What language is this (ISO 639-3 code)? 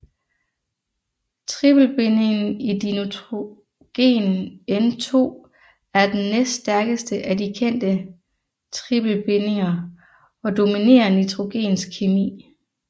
dan